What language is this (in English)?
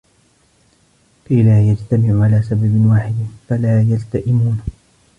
Arabic